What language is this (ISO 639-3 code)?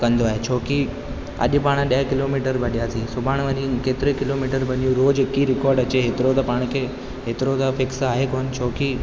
snd